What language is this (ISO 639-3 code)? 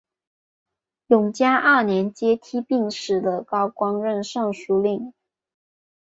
zho